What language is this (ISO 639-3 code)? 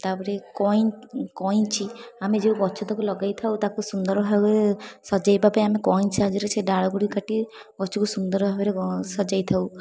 ori